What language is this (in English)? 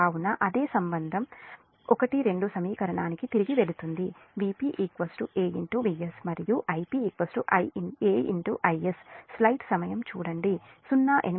Telugu